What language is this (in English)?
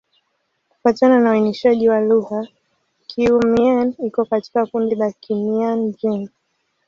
Swahili